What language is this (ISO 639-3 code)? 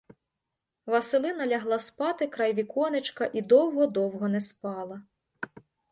ukr